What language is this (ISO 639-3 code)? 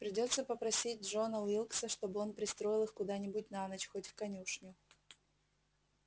rus